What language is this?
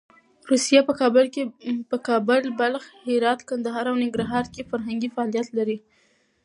Pashto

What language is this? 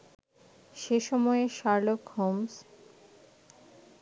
Bangla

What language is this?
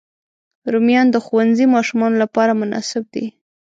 Pashto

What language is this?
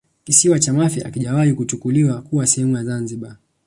Swahili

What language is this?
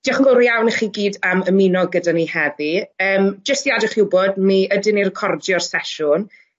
Welsh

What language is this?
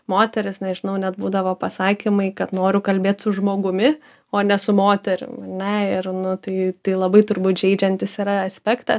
Lithuanian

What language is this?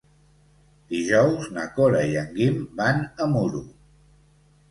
Catalan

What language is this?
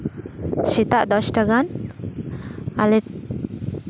Santali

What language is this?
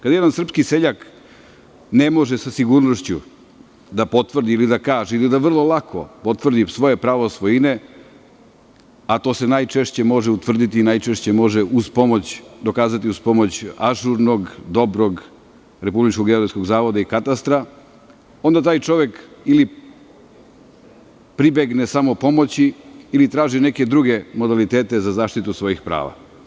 Serbian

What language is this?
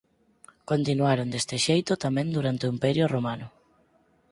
Galician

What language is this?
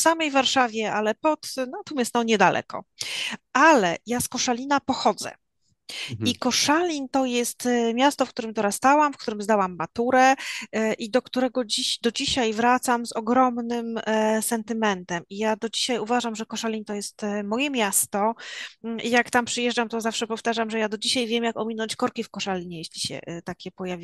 Polish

